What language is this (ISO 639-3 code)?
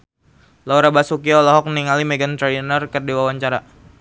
sun